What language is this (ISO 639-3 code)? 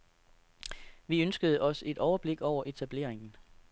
dan